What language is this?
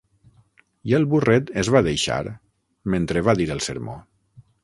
Catalan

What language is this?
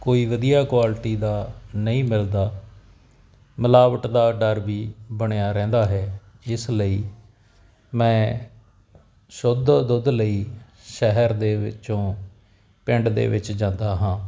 Punjabi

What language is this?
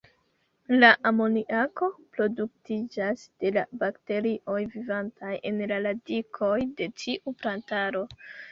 Esperanto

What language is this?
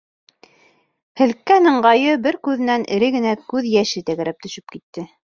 Bashkir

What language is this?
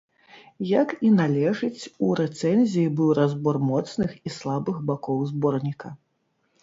Belarusian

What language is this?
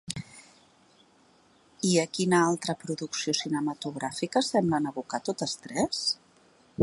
Catalan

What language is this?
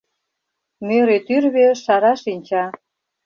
Mari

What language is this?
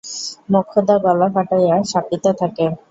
Bangla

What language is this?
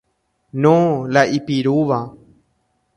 Guarani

